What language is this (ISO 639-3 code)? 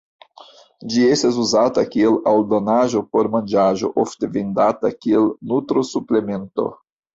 epo